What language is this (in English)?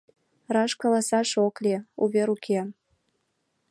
Mari